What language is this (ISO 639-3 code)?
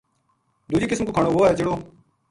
gju